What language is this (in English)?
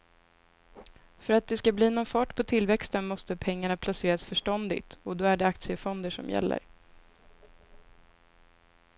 Swedish